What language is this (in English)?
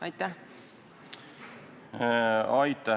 Estonian